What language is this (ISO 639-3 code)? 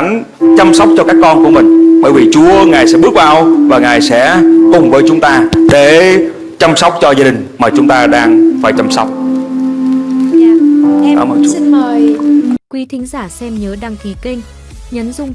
vie